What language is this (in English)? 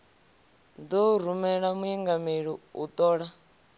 Venda